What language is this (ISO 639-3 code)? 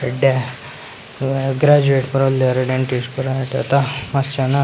tcy